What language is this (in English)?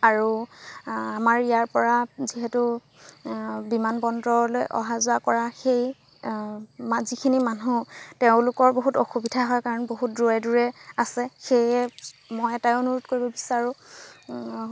Assamese